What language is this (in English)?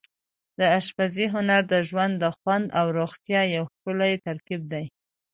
Pashto